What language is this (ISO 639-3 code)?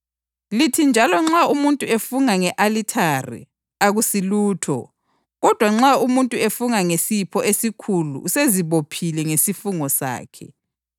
nde